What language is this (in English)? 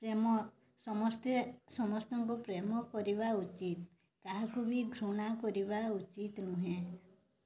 Odia